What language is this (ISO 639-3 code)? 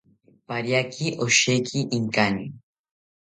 cpy